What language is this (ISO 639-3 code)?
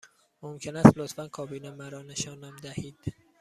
fas